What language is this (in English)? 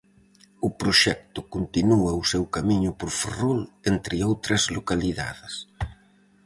Galician